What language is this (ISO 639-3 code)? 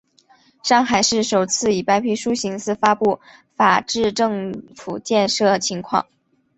zho